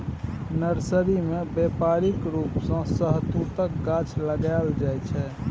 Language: Maithili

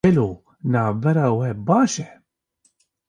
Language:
Kurdish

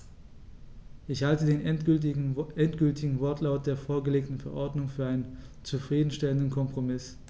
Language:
German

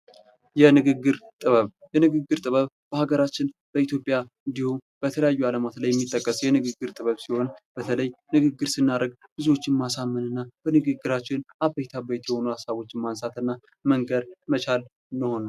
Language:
Amharic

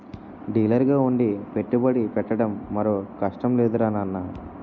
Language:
Telugu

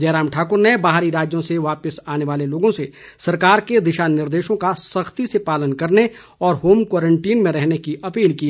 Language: Hindi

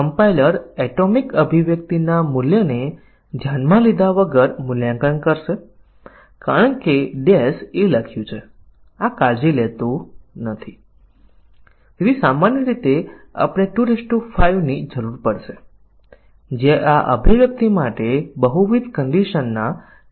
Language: Gujarati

